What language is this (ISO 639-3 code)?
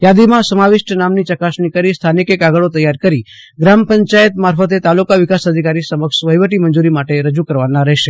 guj